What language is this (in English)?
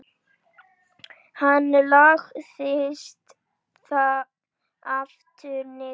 Icelandic